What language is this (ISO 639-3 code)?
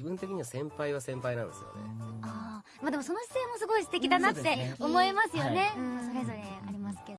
jpn